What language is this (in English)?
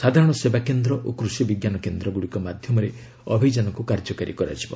Odia